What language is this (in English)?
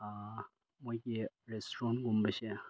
Manipuri